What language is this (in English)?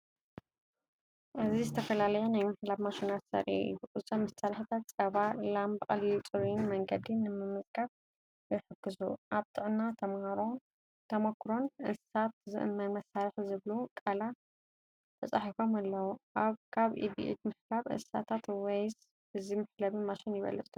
Tigrinya